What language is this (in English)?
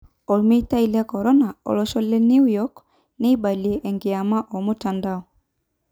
Masai